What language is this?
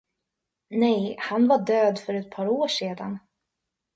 Swedish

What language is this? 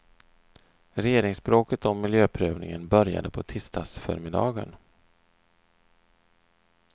Swedish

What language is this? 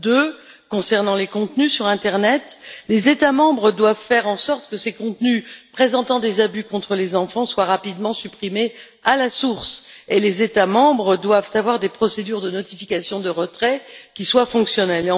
French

